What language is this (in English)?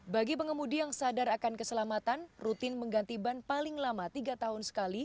Indonesian